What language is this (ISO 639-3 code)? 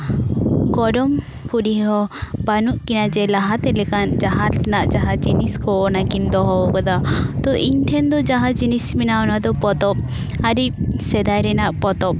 sat